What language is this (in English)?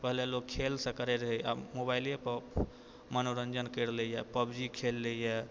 Maithili